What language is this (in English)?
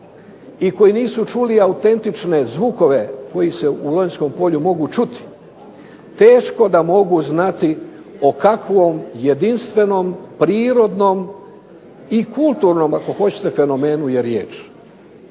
Croatian